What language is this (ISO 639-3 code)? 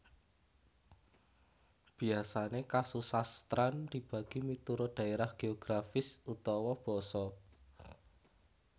jav